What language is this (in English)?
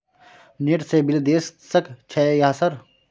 Maithili